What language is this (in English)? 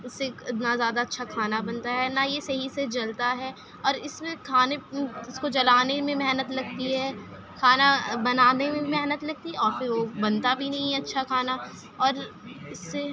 Urdu